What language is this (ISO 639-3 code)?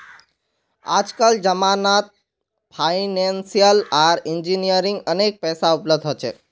mag